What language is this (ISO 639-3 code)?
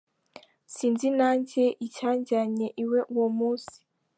kin